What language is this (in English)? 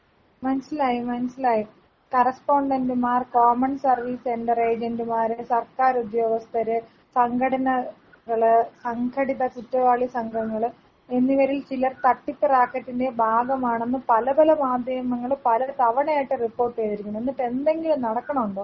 Malayalam